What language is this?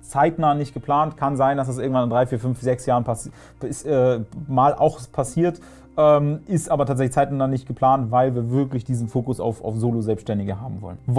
German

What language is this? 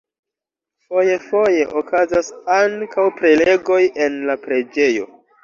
Esperanto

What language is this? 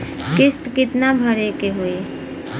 Bhojpuri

